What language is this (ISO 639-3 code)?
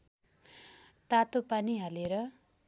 nep